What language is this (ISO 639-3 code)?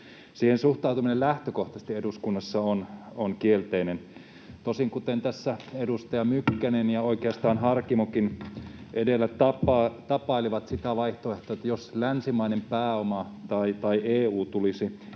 fin